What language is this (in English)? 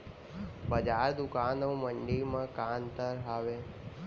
Chhattisgarhi